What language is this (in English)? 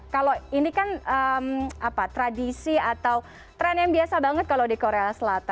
Indonesian